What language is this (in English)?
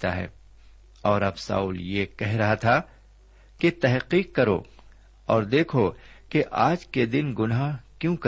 Urdu